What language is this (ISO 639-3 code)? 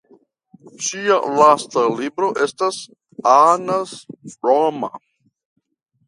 epo